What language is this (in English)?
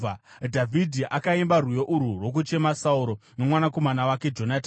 Shona